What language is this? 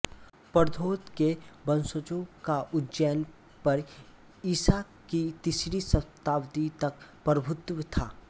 Hindi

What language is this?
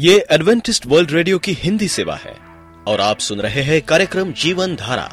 Hindi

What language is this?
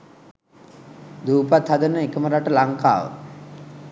Sinhala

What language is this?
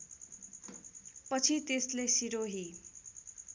Nepali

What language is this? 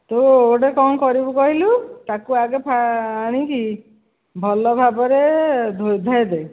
Odia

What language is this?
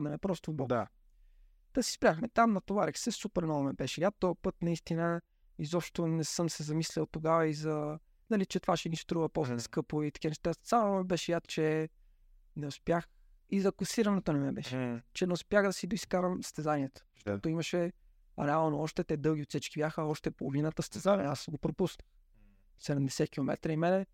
Bulgarian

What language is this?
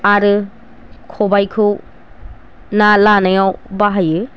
Bodo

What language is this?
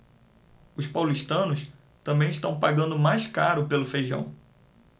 Portuguese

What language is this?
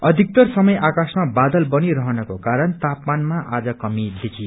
Nepali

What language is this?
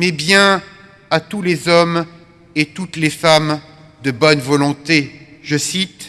French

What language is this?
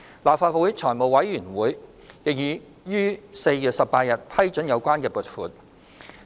Cantonese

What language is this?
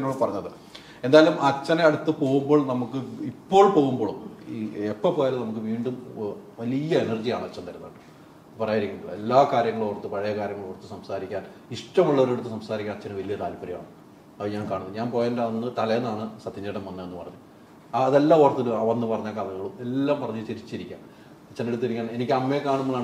Malayalam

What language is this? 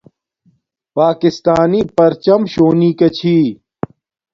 Domaaki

